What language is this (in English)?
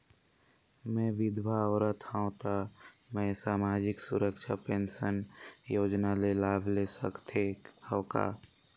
Chhattisgarhi